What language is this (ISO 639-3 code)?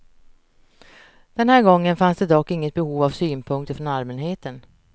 swe